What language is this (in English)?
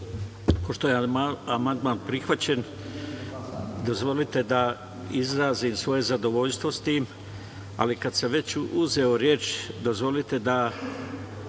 Serbian